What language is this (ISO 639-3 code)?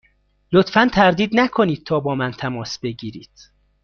fas